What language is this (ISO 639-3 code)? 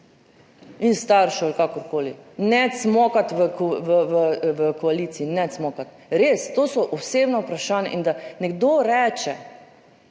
slv